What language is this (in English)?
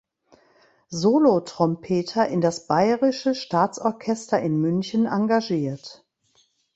German